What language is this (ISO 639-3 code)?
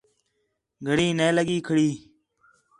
xhe